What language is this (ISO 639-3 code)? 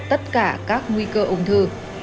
vie